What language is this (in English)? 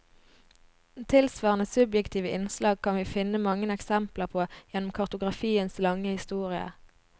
Norwegian